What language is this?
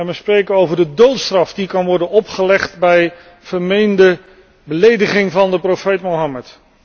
Dutch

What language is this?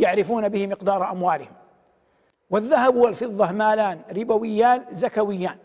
Arabic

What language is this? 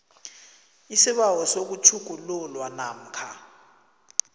South Ndebele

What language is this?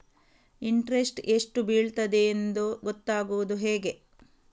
Kannada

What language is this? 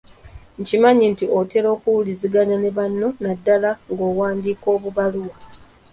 Ganda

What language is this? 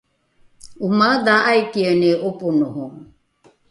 Rukai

